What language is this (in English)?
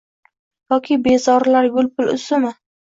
Uzbek